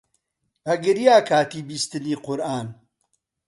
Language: Central Kurdish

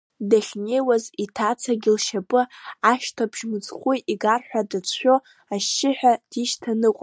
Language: Abkhazian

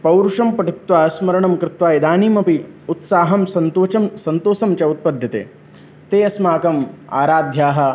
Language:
Sanskrit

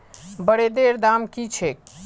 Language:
Magahi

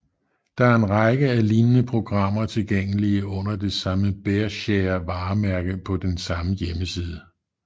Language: Danish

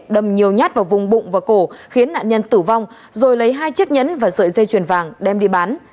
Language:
Vietnamese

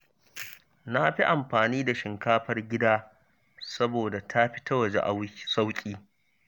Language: Hausa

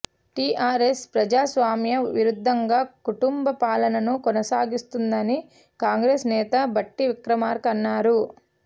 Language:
Telugu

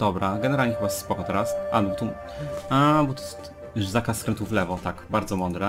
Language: Polish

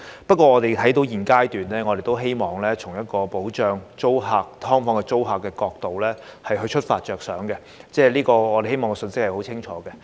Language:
Cantonese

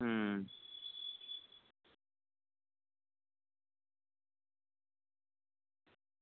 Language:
Dogri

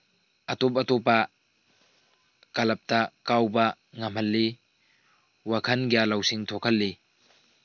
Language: Manipuri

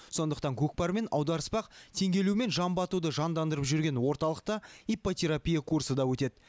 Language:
Kazakh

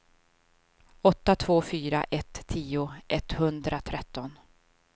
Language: Swedish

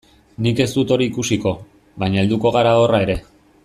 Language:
Basque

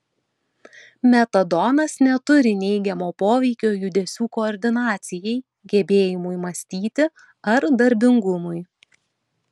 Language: Lithuanian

